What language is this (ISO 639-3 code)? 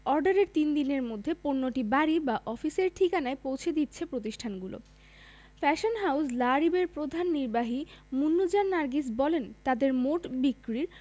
ben